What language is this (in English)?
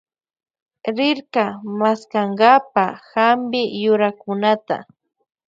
Loja Highland Quichua